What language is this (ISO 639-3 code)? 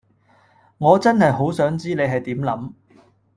yue